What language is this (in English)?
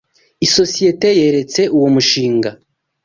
Kinyarwanda